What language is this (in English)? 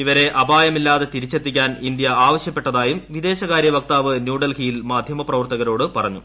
Malayalam